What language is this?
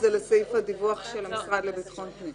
Hebrew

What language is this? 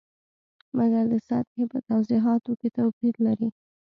Pashto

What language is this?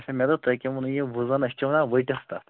Kashmiri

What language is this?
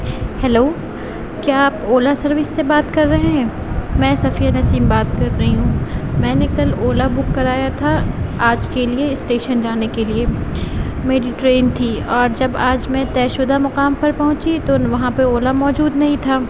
Urdu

